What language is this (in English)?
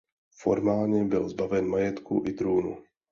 Czech